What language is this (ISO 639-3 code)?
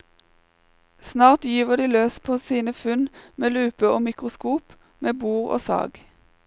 nor